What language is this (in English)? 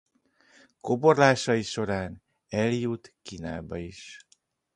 Hungarian